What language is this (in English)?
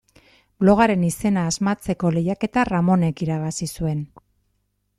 Basque